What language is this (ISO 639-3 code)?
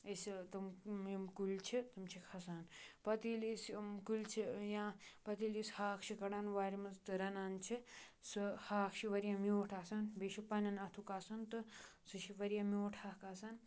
kas